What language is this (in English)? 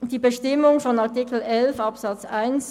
Swiss German